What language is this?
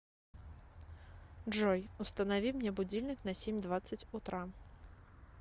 Russian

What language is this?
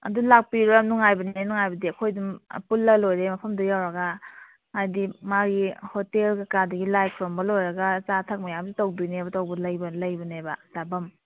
Manipuri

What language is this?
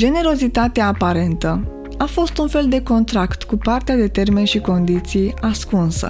Romanian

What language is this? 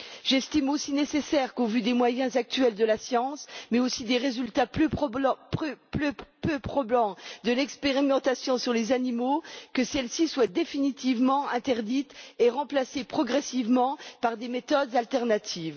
French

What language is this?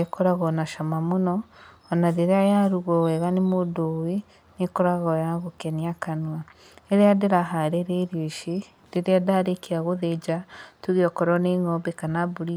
Kikuyu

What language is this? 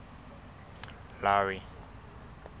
Southern Sotho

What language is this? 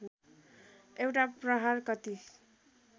Nepali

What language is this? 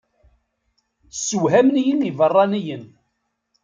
Kabyle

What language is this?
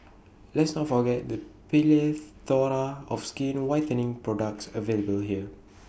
English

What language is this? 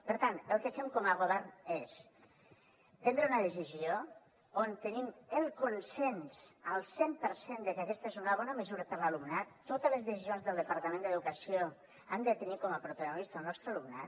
Catalan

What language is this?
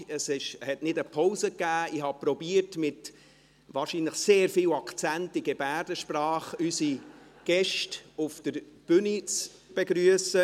Swiss German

